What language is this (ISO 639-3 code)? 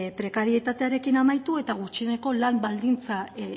eus